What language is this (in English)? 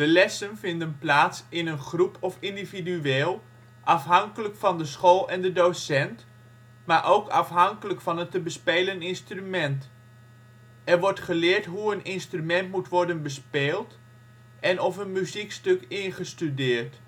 Dutch